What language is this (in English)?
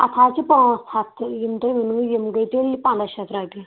Kashmiri